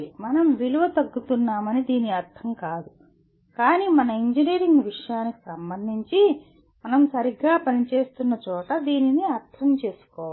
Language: Telugu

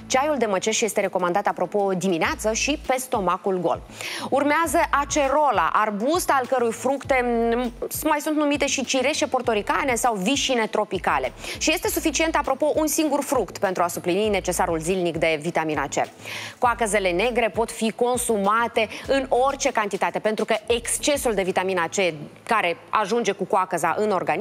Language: Romanian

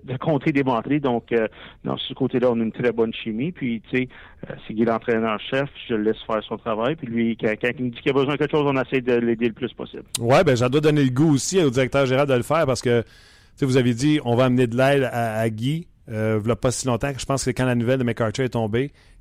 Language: French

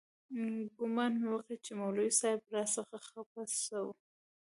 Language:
Pashto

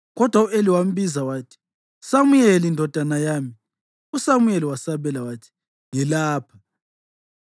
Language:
North Ndebele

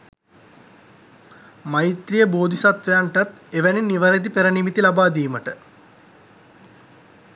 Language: Sinhala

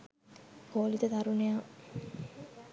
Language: Sinhala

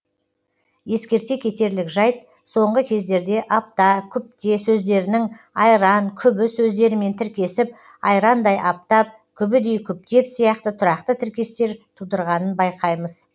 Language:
Kazakh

